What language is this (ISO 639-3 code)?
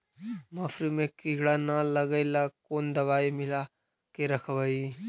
mag